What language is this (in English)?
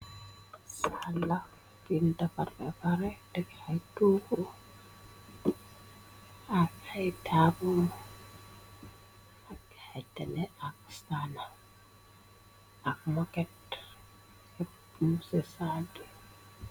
Wolof